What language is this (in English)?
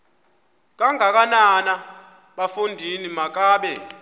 Xhosa